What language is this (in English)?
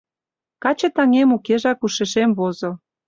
Mari